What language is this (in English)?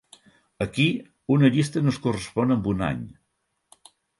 Catalan